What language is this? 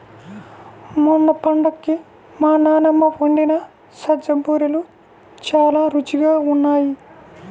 Telugu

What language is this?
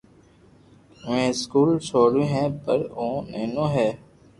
Loarki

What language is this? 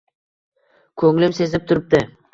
Uzbek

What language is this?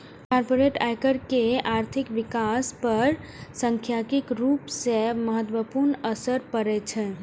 Maithili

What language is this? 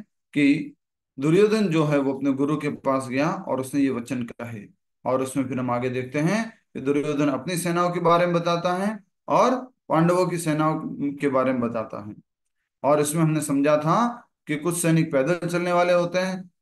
Hindi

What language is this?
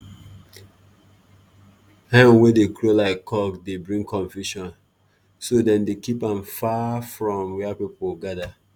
Nigerian Pidgin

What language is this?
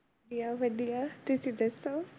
Punjabi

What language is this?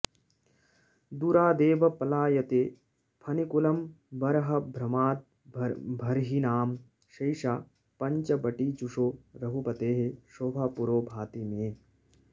Sanskrit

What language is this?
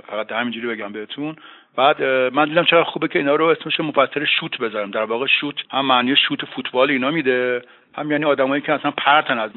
Persian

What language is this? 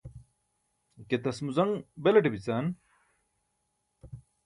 Burushaski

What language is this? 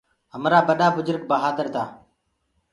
Gurgula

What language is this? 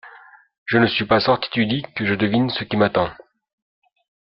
French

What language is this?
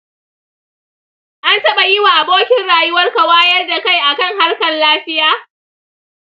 Hausa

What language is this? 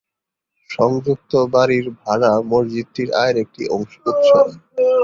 Bangla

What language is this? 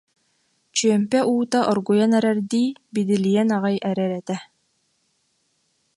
Yakut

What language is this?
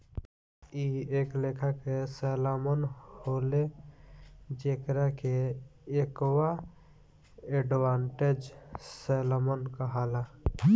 Bhojpuri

